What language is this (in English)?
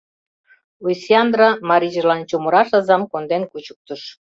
Mari